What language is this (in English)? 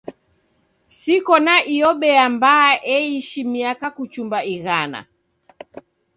Taita